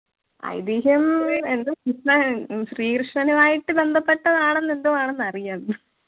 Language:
Malayalam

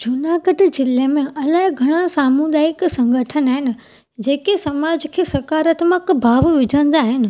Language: Sindhi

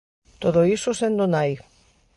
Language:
Galician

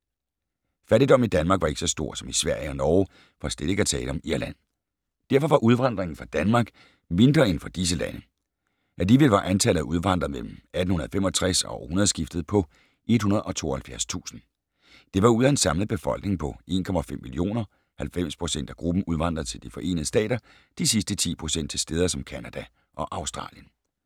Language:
Danish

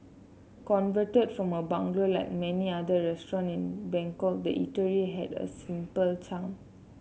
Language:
English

